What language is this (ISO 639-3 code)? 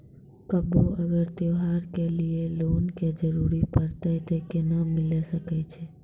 mai